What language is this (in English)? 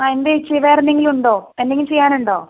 Malayalam